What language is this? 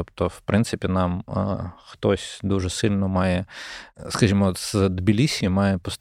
Ukrainian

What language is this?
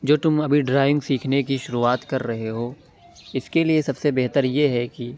Urdu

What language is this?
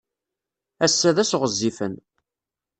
Kabyle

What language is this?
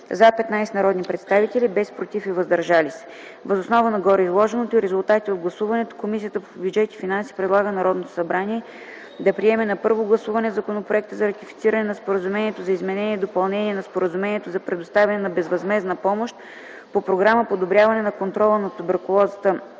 Bulgarian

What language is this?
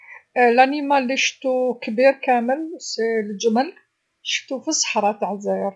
Algerian Arabic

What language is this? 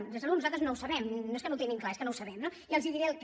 Catalan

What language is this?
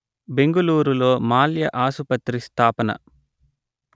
Telugu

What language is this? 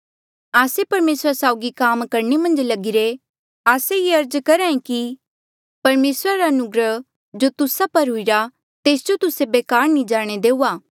Mandeali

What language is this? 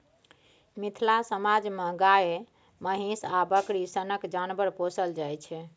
Maithili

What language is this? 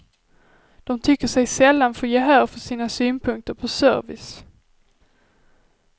Swedish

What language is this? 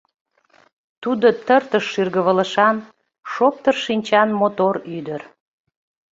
Mari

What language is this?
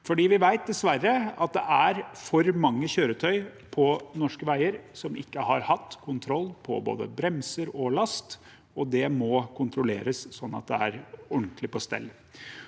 Norwegian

